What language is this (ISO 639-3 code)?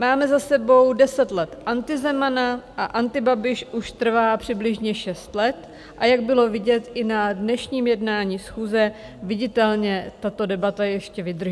ces